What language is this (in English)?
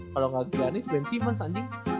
Indonesian